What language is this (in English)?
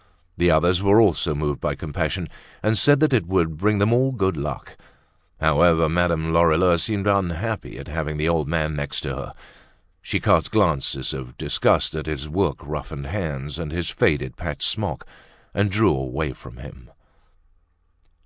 English